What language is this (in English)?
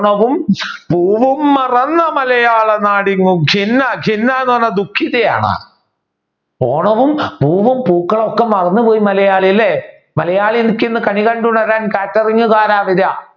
Malayalam